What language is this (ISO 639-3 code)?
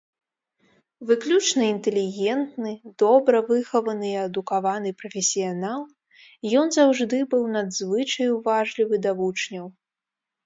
bel